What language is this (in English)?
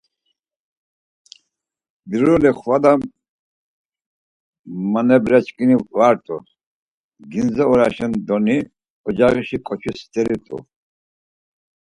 Laz